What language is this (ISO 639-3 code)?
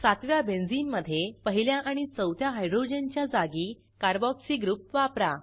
mar